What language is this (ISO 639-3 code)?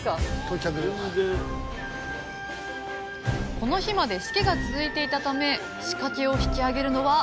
jpn